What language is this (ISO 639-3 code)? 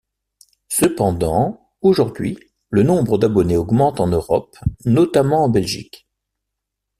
fra